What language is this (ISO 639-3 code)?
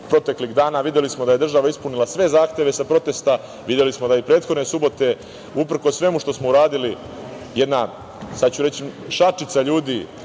srp